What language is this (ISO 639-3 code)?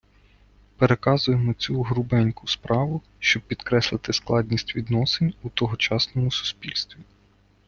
ukr